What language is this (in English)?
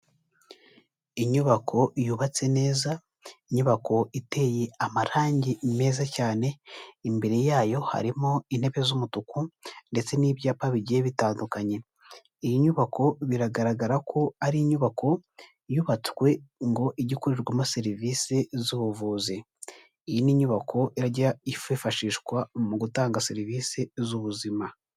Kinyarwanda